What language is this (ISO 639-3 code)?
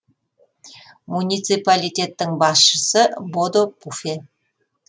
kaz